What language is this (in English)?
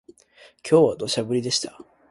Japanese